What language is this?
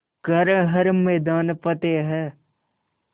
Hindi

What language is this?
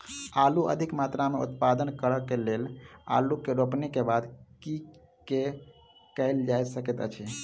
Maithili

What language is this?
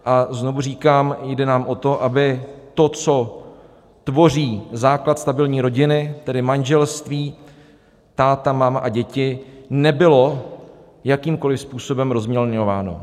Czech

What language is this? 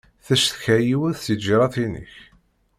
Kabyle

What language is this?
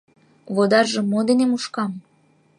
Mari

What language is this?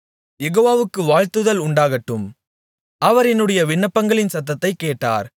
Tamil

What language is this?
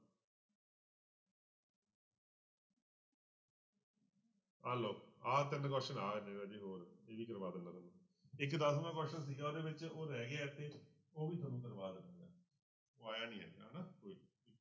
Punjabi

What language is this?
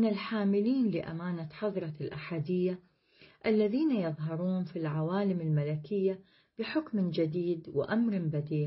Arabic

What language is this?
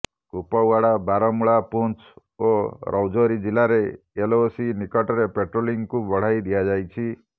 Odia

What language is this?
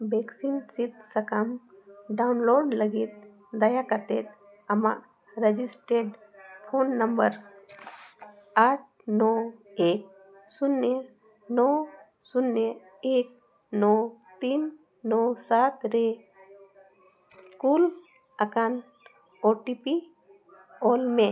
Santali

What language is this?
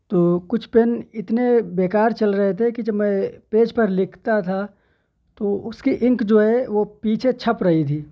Urdu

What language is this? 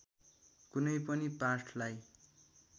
Nepali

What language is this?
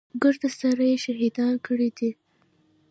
Pashto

